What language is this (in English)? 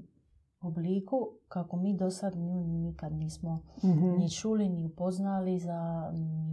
Croatian